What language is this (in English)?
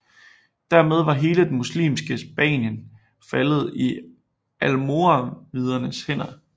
Danish